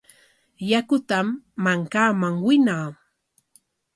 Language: Corongo Ancash Quechua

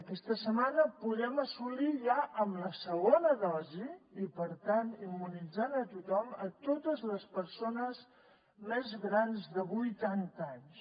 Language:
Catalan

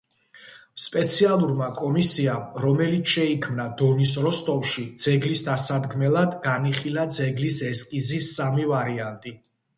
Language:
Georgian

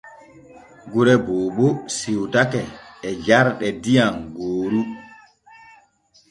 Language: Borgu Fulfulde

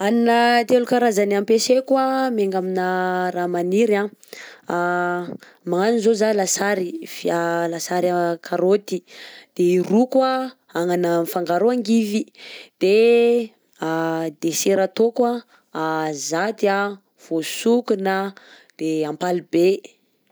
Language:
Southern Betsimisaraka Malagasy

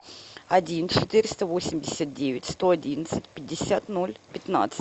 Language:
Russian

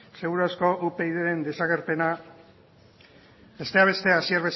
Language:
Basque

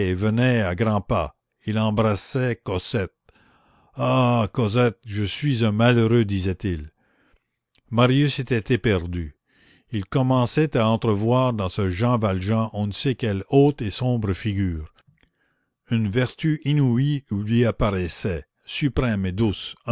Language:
French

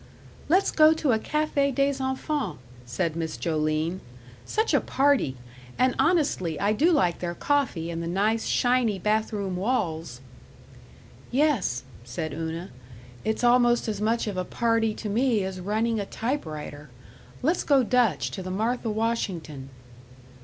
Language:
English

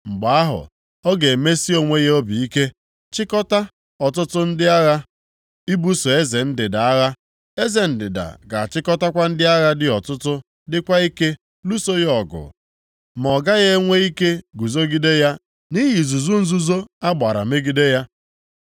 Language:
Igbo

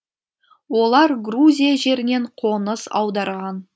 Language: Kazakh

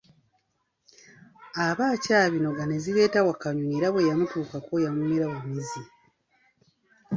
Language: Ganda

